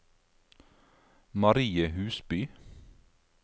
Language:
Norwegian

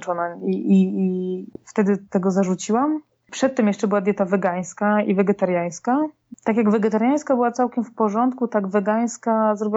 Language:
Polish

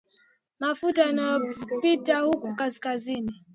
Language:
Swahili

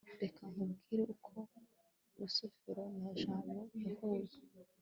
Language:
Kinyarwanda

